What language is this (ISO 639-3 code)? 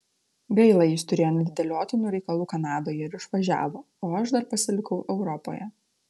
lit